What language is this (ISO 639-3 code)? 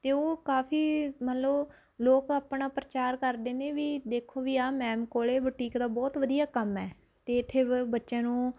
pan